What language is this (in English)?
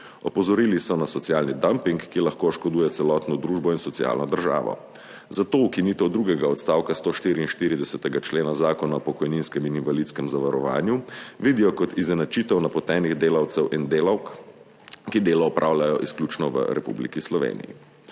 Slovenian